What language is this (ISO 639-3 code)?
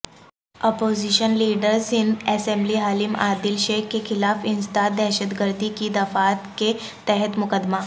urd